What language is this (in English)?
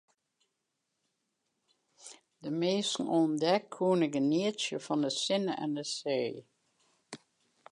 Western Frisian